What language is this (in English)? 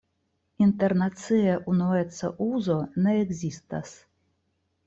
Esperanto